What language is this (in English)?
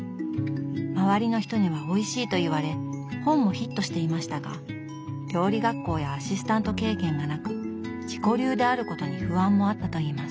Japanese